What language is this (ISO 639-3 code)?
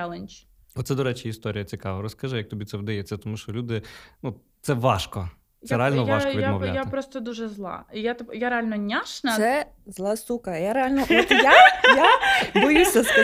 ukr